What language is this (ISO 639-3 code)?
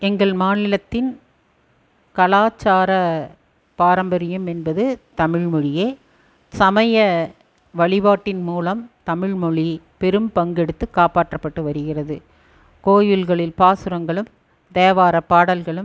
tam